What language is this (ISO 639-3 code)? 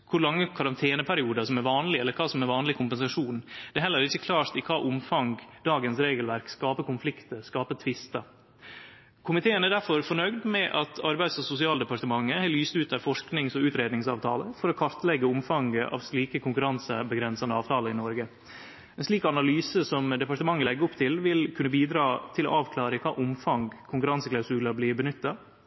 nno